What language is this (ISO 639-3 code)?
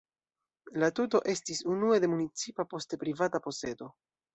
epo